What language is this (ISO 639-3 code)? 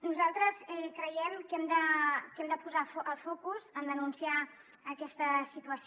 cat